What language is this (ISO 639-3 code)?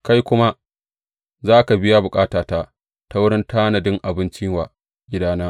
hau